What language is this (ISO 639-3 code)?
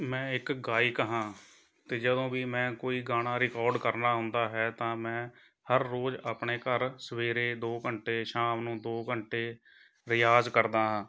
pan